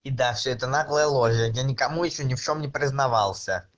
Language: Russian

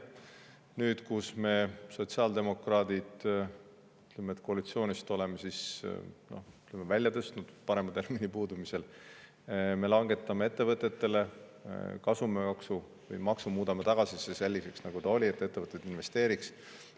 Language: Estonian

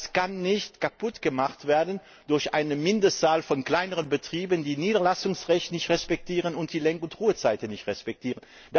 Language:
German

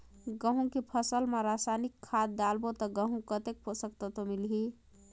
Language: Chhattisgarhi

